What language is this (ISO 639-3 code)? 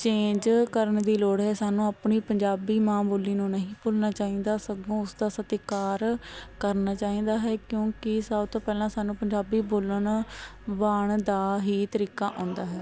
pan